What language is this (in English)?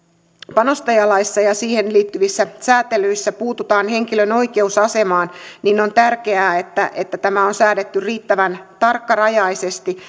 Finnish